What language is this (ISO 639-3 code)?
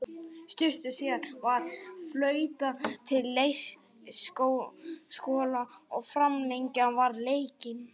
isl